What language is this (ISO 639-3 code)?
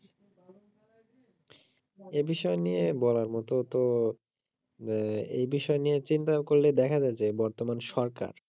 ben